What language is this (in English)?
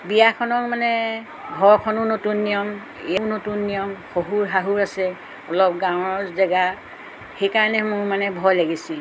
Assamese